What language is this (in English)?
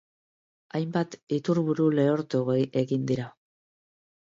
Basque